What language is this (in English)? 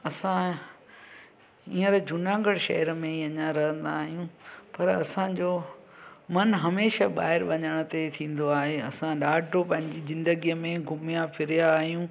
Sindhi